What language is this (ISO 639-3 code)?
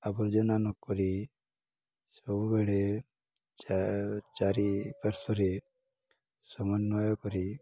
ori